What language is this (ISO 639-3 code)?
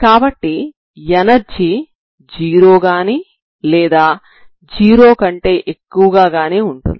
tel